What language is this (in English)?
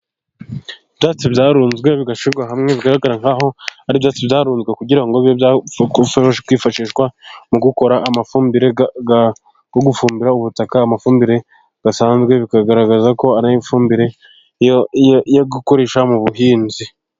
Kinyarwanda